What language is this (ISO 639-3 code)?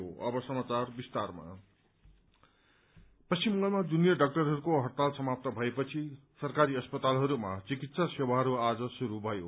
nep